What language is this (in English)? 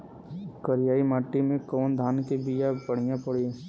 Bhojpuri